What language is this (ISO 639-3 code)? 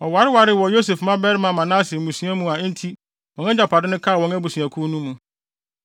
aka